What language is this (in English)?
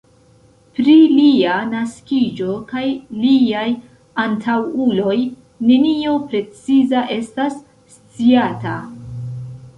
Esperanto